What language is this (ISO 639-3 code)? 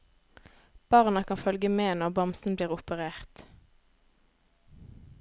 nor